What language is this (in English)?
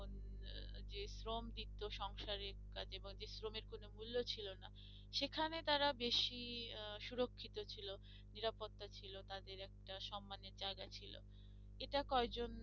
Bangla